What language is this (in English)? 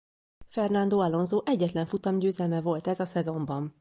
Hungarian